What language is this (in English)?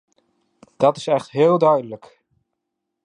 Dutch